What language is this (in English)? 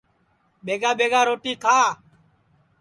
Sansi